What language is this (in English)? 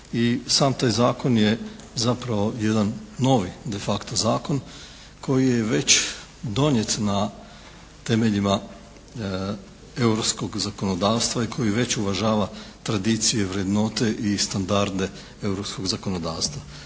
Croatian